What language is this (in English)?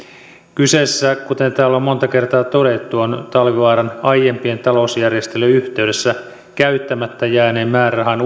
Finnish